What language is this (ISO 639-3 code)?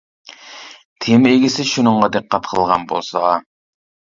uig